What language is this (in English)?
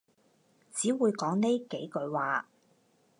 Cantonese